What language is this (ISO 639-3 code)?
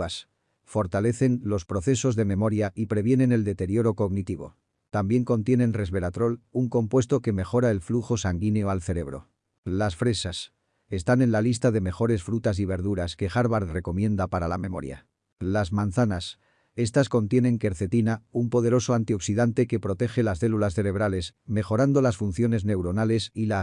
spa